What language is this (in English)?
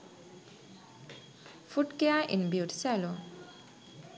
Sinhala